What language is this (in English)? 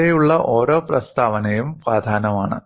Malayalam